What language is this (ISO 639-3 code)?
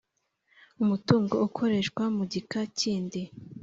kin